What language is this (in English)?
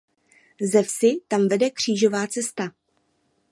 Czech